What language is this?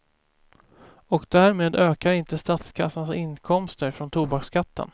Swedish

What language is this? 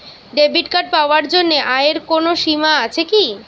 Bangla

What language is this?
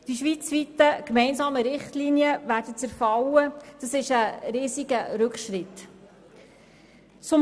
Swiss German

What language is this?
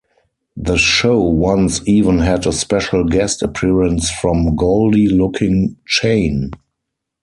English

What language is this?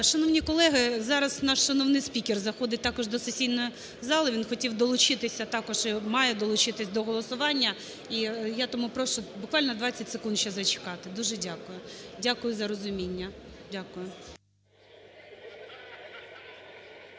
Ukrainian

